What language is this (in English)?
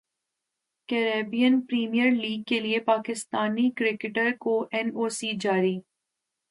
Urdu